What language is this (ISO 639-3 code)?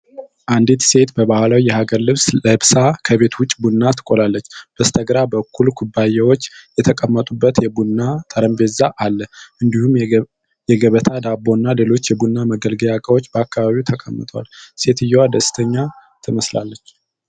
amh